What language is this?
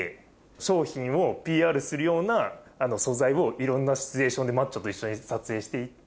Japanese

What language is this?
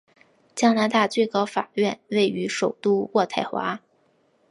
Chinese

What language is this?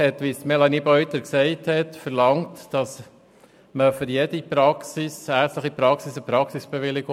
Swiss German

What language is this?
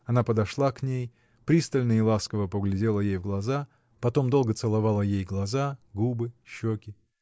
Russian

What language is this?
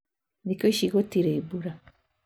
Kikuyu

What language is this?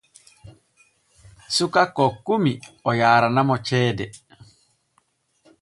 Borgu Fulfulde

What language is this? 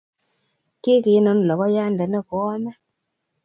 Kalenjin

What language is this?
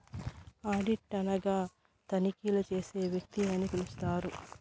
Telugu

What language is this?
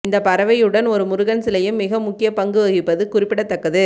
Tamil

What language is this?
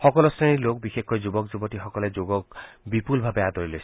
Assamese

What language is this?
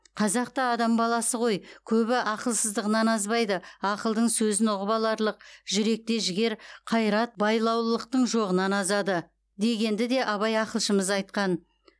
Kazakh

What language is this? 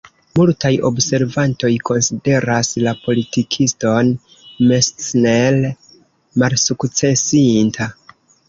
Esperanto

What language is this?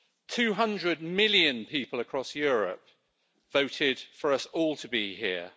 English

